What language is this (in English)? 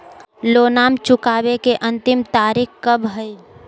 Magahi